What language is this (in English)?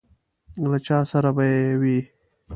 Pashto